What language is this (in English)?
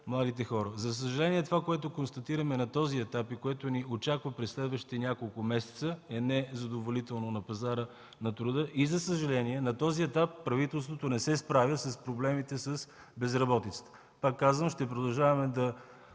Bulgarian